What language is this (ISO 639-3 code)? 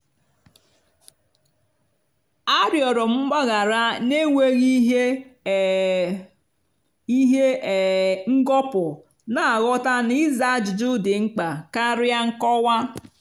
ibo